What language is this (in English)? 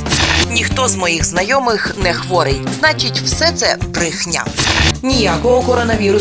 Ukrainian